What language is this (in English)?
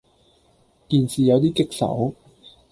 Cantonese